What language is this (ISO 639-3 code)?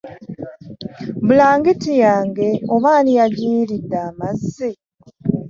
lug